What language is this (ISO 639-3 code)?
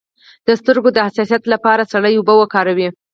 pus